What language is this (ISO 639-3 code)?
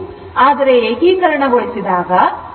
kan